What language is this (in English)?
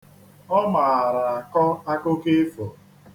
Igbo